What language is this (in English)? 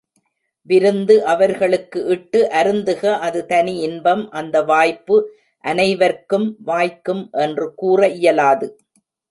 Tamil